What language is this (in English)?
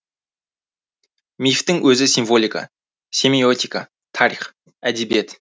Kazakh